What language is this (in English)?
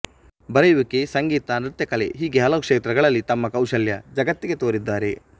Kannada